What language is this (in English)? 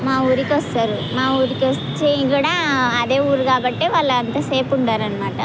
Telugu